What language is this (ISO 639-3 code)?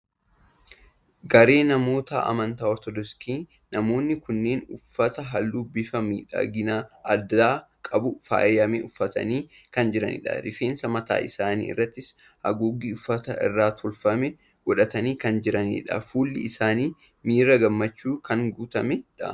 orm